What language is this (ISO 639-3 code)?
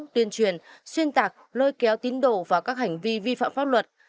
vie